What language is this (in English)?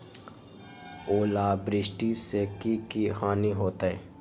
Magahi